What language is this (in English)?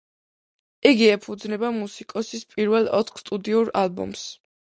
Georgian